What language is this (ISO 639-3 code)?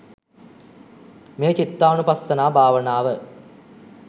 sin